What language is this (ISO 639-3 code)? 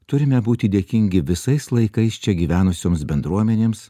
lit